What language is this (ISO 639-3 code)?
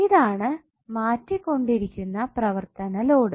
mal